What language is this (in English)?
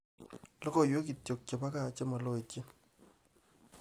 Kalenjin